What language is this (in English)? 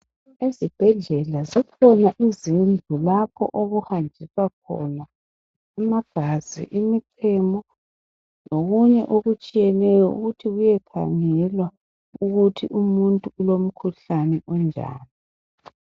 North Ndebele